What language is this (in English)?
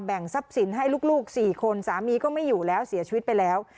Thai